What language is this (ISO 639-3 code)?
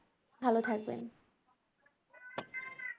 ben